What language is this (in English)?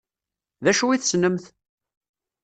Kabyle